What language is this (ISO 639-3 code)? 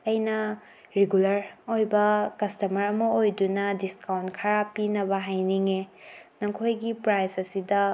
mni